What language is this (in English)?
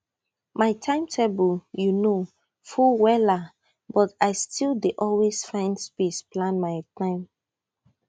Nigerian Pidgin